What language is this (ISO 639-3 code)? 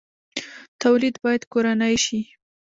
pus